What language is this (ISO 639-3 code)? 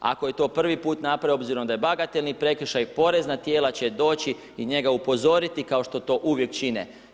hrv